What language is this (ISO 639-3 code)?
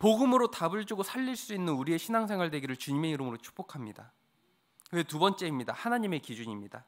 kor